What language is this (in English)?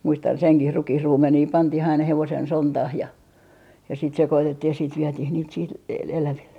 Finnish